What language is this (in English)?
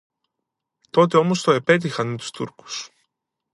Greek